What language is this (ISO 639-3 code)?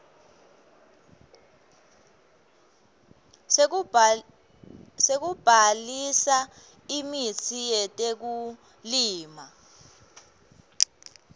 ssw